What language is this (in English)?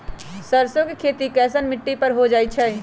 Magahi